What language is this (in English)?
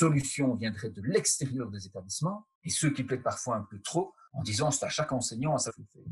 French